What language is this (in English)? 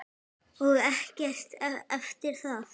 Icelandic